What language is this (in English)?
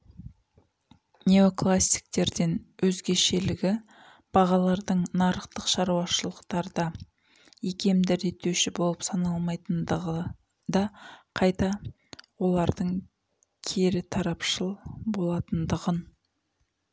Kazakh